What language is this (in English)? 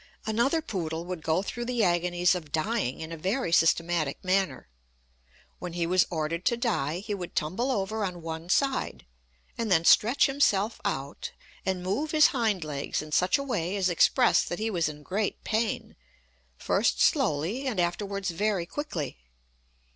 English